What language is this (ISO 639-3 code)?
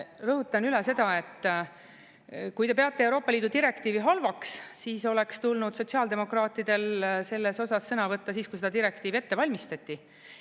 est